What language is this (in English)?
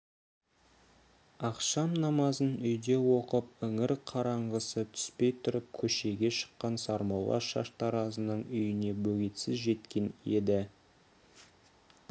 Kazakh